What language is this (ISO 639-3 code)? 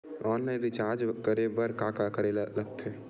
hne